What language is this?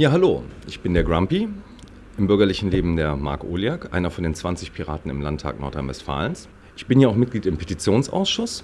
German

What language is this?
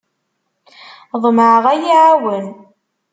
Kabyle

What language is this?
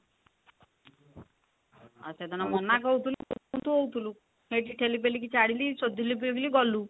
Odia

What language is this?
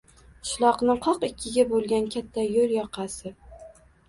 Uzbek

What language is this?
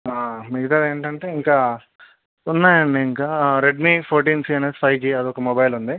Telugu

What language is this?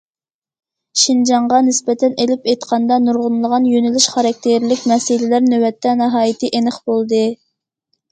Uyghur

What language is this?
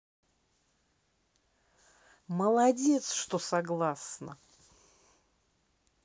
Russian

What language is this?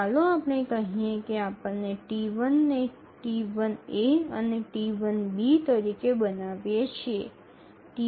Gujarati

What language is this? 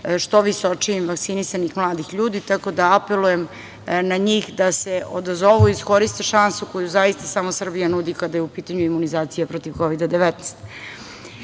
Serbian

